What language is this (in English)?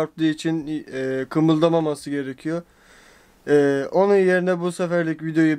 Turkish